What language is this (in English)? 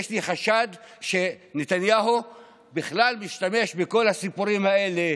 Hebrew